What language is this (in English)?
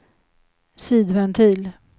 Swedish